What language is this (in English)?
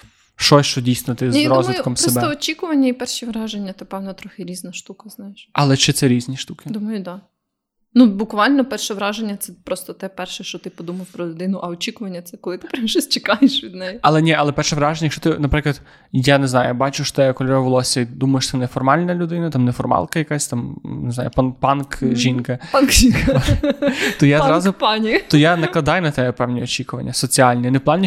Ukrainian